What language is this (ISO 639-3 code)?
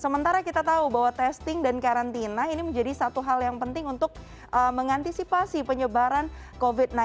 ind